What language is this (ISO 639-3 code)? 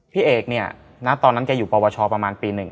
tha